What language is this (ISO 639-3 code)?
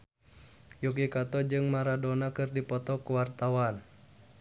sun